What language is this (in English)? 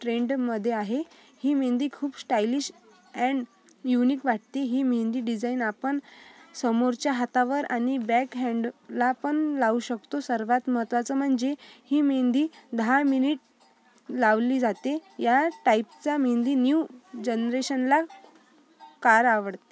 Marathi